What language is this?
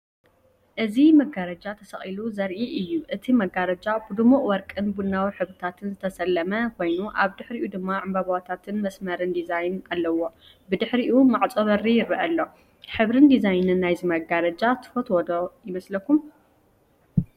Tigrinya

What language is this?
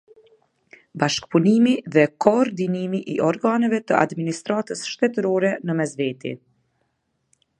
Albanian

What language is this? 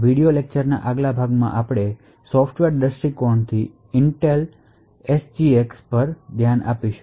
Gujarati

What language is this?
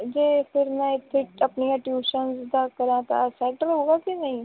Punjabi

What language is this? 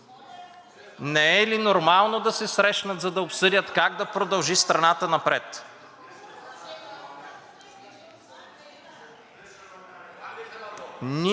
Bulgarian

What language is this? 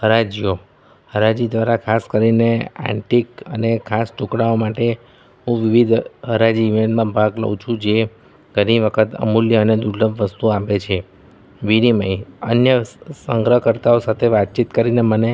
Gujarati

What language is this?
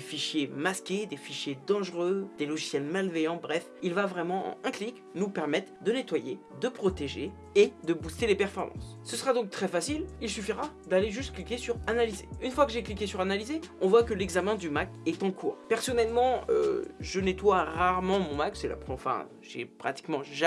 French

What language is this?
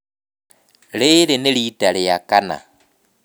Kikuyu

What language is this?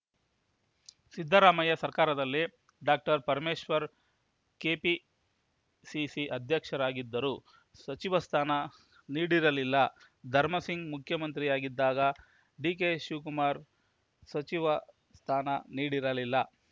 Kannada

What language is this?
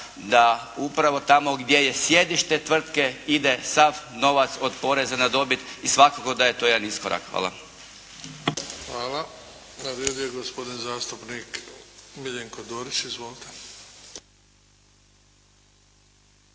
Croatian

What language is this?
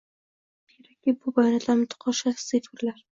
Uzbek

